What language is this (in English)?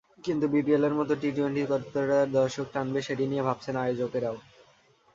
Bangla